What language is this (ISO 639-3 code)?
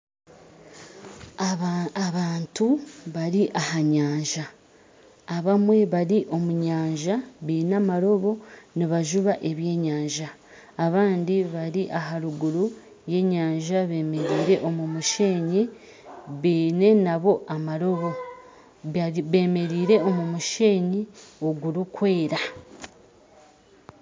nyn